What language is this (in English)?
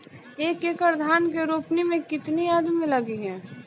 Bhojpuri